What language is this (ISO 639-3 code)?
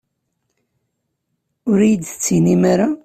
kab